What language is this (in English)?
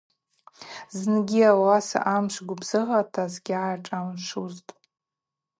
Abaza